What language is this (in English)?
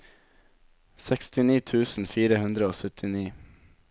Norwegian